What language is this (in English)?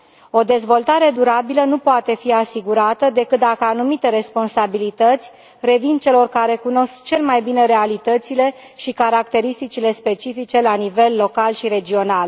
Romanian